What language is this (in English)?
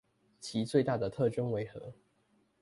Chinese